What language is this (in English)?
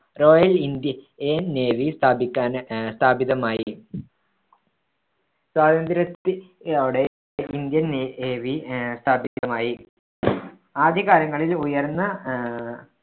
Malayalam